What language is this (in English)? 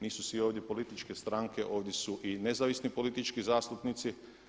Croatian